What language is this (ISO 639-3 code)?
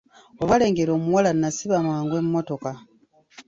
lug